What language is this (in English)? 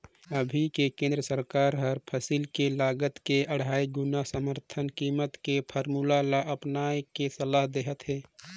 Chhattisgarhi